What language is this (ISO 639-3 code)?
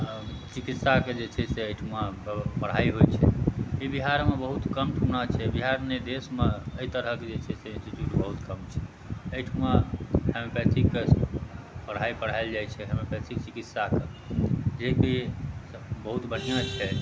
mai